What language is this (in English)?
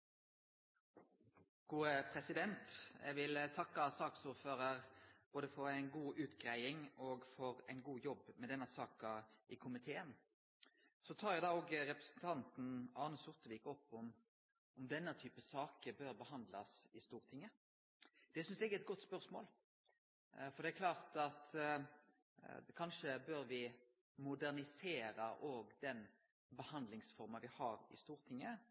Norwegian